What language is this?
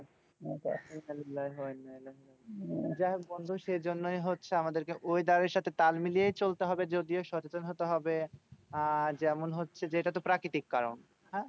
Bangla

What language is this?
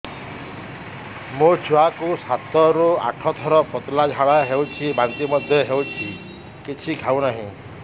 Odia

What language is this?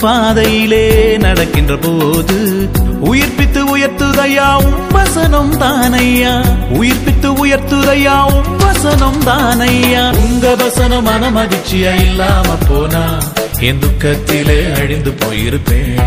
Tamil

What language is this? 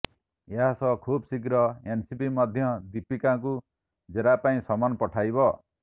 Odia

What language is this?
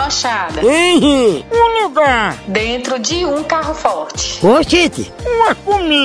Portuguese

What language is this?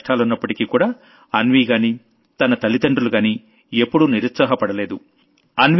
Telugu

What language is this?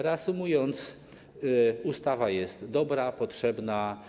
Polish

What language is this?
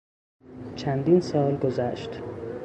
Persian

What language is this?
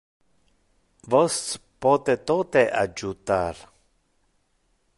Interlingua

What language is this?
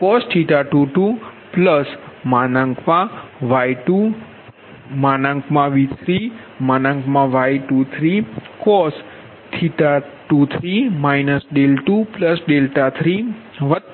Gujarati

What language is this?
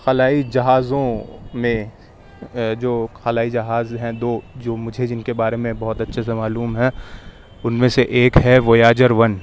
Urdu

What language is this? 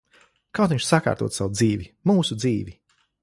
Latvian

